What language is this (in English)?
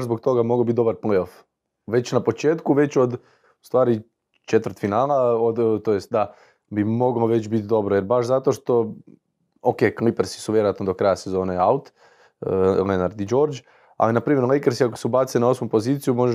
Croatian